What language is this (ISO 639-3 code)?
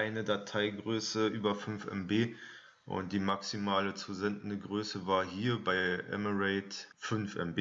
deu